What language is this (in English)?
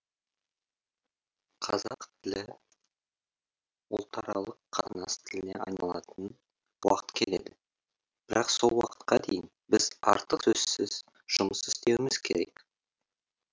Kazakh